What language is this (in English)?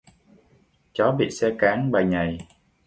Vietnamese